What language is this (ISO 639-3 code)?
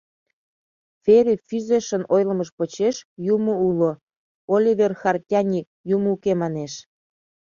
chm